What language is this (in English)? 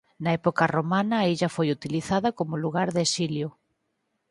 Galician